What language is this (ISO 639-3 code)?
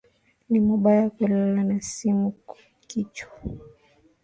swa